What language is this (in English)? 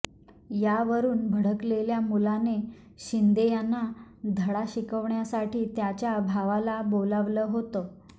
Marathi